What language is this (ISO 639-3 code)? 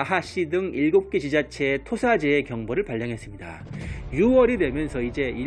kor